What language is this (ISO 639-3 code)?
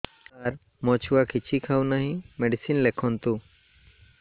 ori